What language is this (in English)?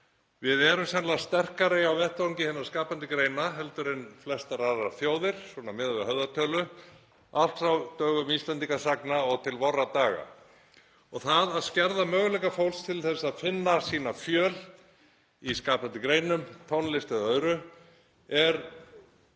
Icelandic